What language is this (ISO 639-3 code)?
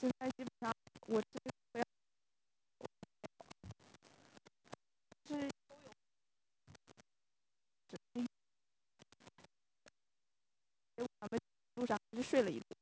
zho